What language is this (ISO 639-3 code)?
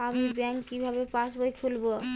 ben